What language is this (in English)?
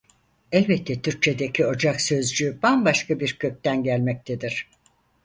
Turkish